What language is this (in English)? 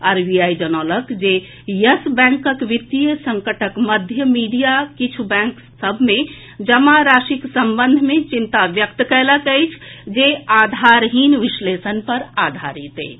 Maithili